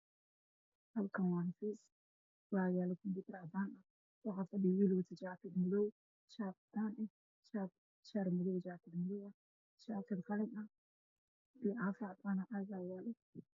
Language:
Somali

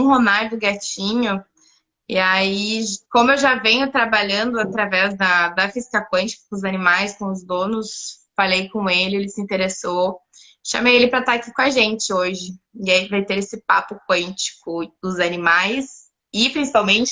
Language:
Portuguese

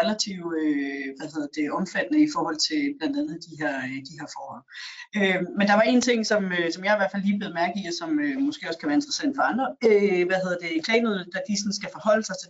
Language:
Danish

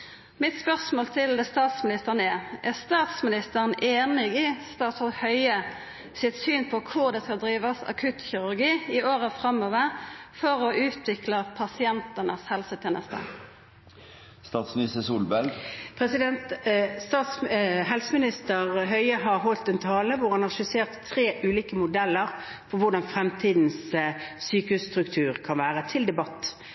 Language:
Norwegian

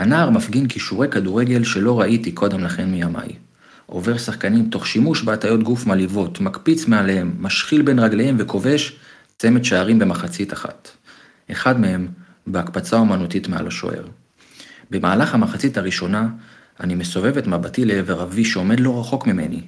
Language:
Hebrew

